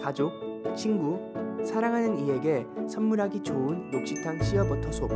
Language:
Korean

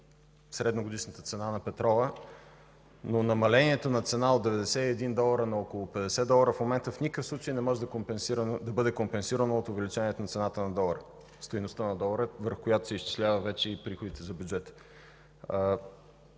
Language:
Bulgarian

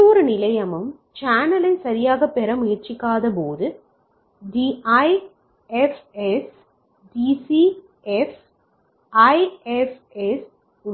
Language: Tamil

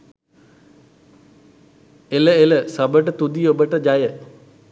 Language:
Sinhala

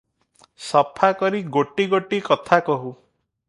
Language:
Odia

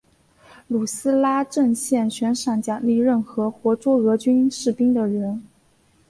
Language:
Chinese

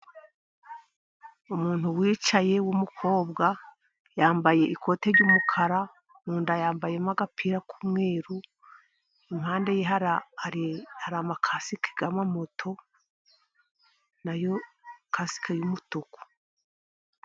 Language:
Kinyarwanda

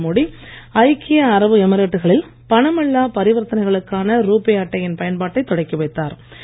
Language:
Tamil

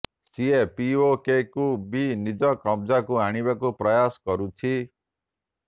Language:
Odia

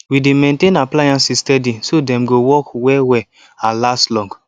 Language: Nigerian Pidgin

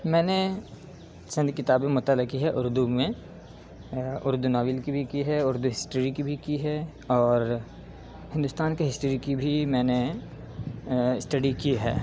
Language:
Urdu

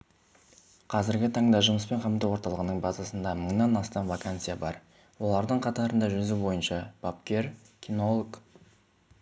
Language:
Kazakh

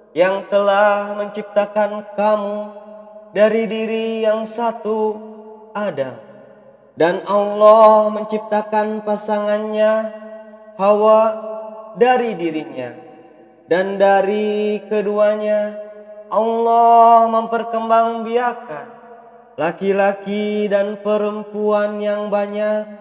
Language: Arabic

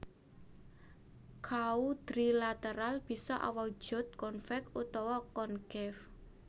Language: Javanese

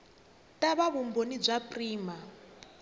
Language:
Tsonga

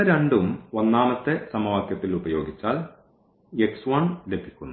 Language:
Malayalam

